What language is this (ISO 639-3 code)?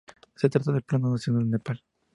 spa